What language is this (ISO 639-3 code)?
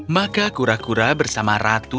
ind